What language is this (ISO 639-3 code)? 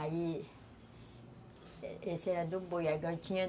por